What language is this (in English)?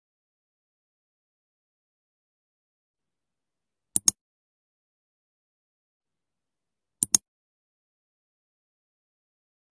Indonesian